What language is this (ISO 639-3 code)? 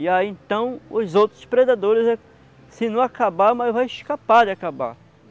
por